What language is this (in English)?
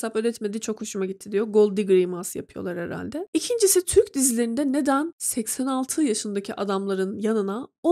Turkish